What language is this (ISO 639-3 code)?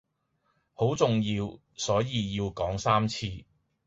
yue